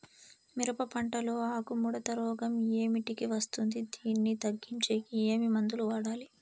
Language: Telugu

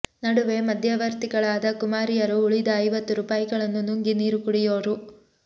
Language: Kannada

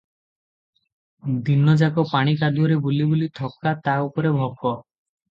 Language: Odia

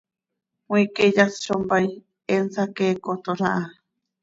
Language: Seri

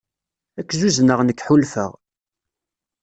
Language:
Kabyle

